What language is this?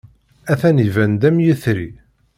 Kabyle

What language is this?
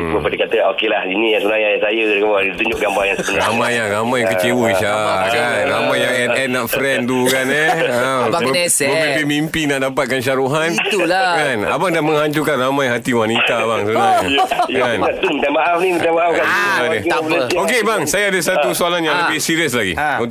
Malay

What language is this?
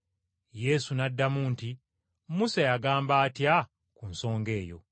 Ganda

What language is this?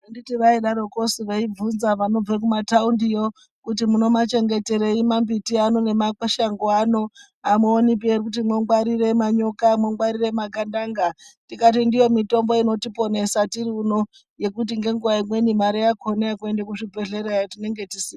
Ndau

